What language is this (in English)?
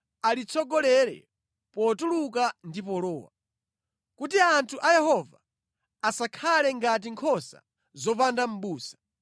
Nyanja